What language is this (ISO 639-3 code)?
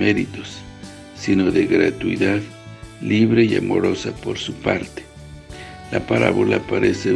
spa